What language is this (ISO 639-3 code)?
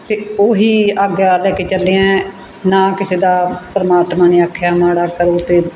pan